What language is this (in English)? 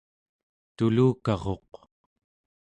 Central Yupik